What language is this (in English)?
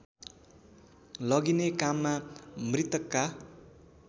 Nepali